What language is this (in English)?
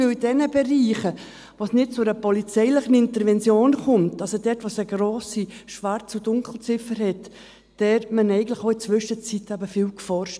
Swiss German